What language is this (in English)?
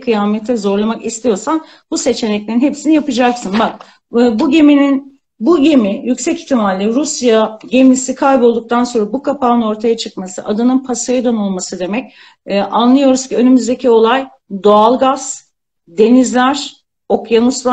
Turkish